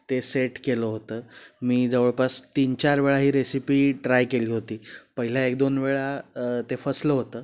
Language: Marathi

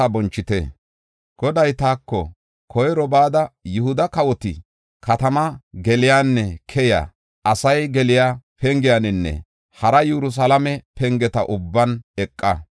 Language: Gofa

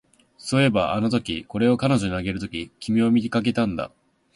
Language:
Japanese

